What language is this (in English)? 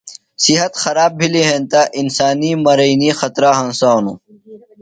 Phalura